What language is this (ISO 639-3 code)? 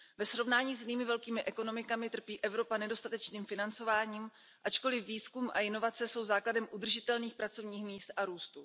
ces